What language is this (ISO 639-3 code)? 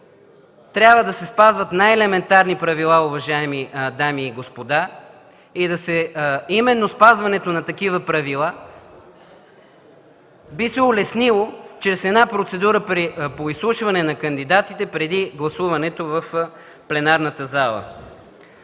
bul